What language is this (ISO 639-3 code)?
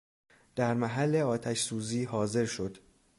fas